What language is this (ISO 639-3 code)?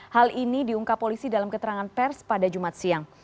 ind